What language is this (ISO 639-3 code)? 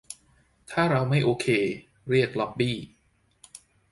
tha